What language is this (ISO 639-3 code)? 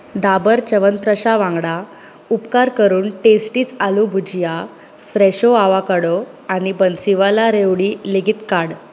kok